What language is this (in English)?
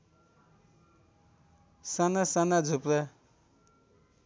Nepali